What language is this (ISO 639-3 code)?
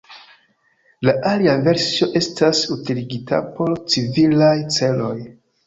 epo